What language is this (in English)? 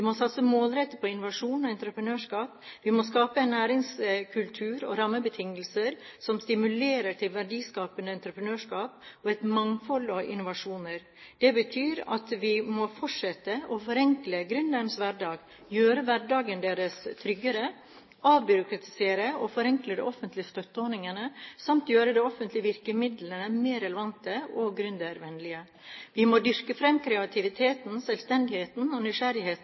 Norwegian Bokmål